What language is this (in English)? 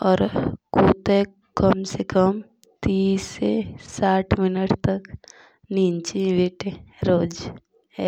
Jaunsari